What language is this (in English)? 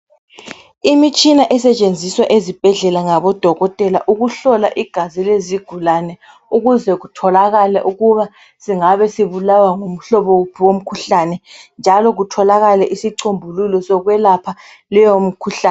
North Ndebele